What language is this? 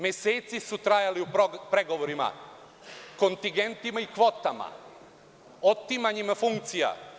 Serbian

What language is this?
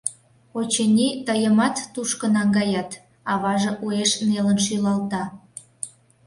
Mari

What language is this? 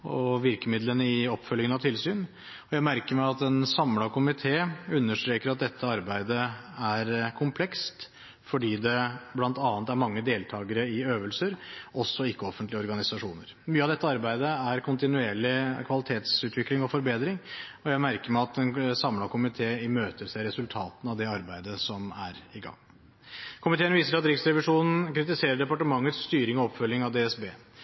Norwegian Bokmål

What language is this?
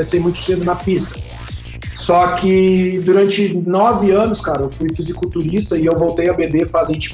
Portuguese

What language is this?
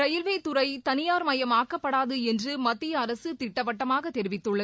Tamil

